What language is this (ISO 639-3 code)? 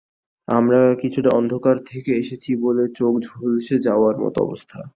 ben